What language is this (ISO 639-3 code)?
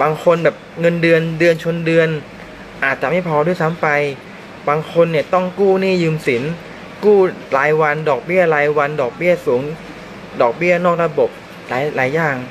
tha